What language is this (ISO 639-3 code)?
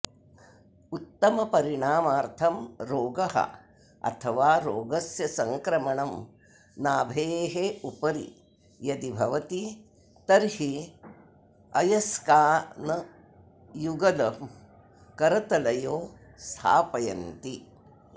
san